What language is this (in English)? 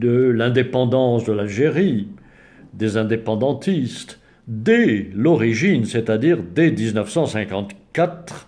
French